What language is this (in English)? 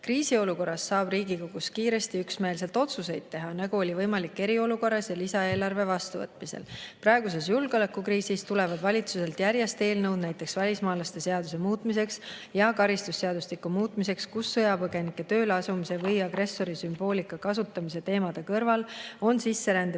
Estonian